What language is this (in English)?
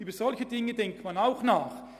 Swiss German